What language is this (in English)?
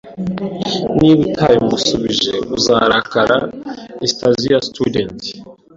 Kinyarwanda